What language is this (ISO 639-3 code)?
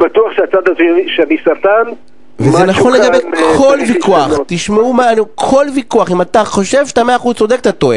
heb